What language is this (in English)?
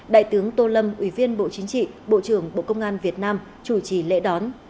Vietnamese